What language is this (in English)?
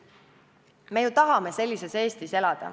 Estonian